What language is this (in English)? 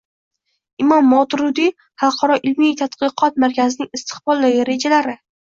Uzbek